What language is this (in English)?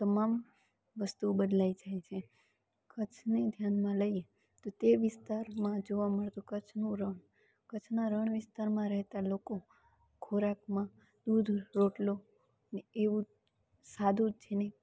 Gujarati